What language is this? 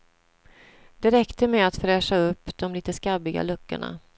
Swedish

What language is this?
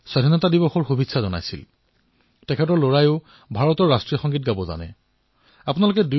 Assamese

